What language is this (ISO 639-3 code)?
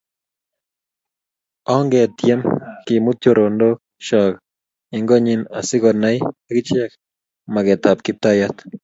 kln